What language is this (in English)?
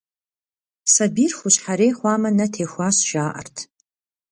Kabardian